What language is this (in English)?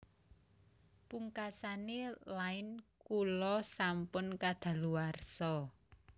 Javanese